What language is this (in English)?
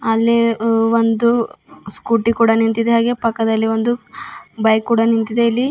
Kannada